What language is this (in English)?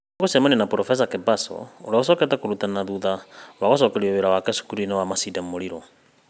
Kikuyu